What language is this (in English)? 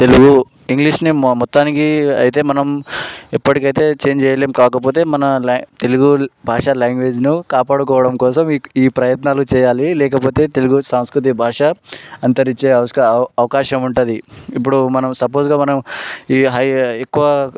Telugu